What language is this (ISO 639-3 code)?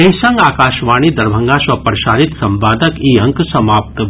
mai